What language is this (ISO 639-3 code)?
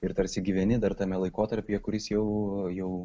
lit